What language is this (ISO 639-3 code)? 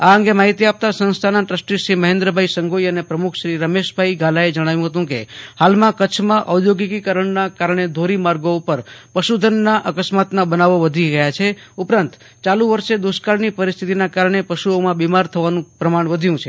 guj